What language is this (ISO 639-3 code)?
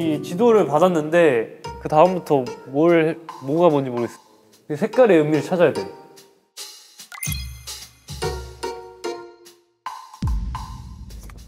kor